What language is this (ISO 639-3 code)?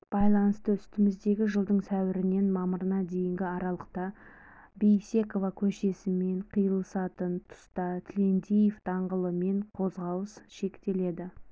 kaz